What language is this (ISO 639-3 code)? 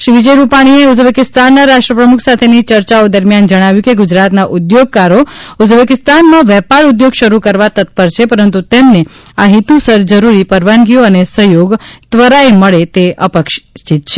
guj